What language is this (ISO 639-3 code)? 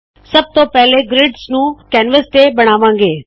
pan